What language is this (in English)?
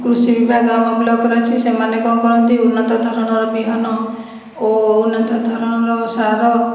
Odia